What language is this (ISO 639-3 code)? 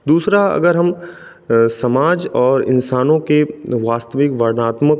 hin